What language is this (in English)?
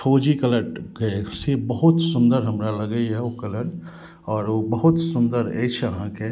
Maithili